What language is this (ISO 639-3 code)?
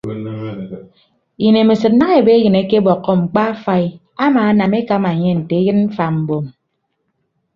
ibb